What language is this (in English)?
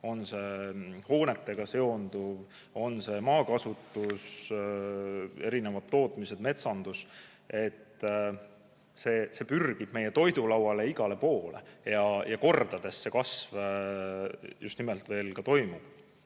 Estonian